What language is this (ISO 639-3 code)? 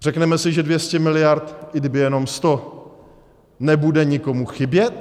ces